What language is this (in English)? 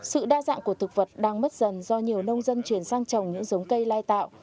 Vietnamese